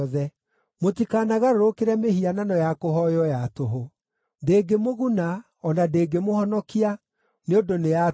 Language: Kikuyu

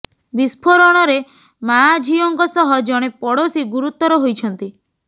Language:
Odia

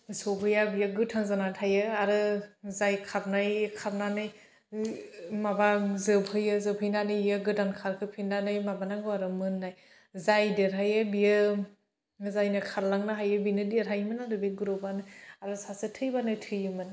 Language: Bodo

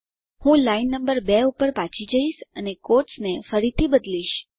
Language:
Gujarati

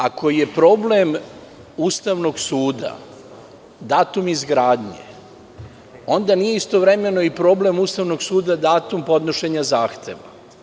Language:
Serbian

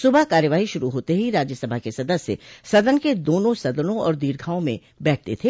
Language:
Hindi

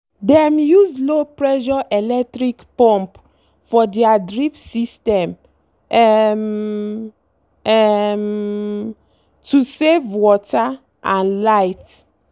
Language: Nigerian Pidgin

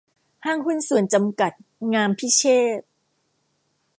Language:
Thai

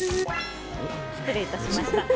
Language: Japanese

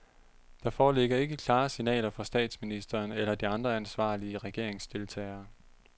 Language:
Danish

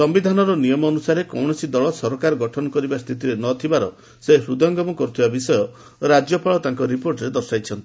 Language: Odia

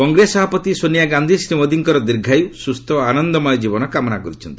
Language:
Odia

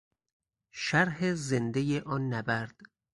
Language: Persian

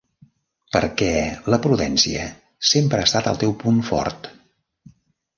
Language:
Catalan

